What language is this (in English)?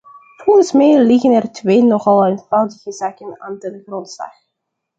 Dutch